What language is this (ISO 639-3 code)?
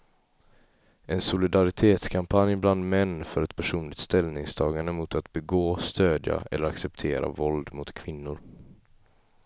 swe